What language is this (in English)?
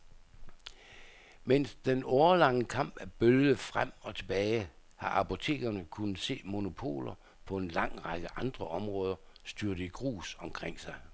Danish